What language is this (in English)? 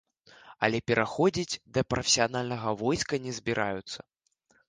Belarusian